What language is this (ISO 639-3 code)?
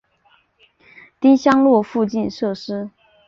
zho